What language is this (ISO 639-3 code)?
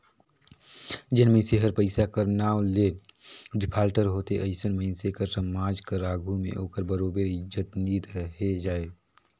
hne